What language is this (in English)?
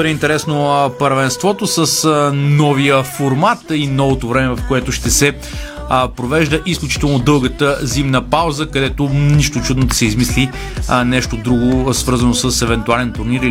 Bulgarian